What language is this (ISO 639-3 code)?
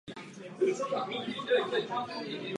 ces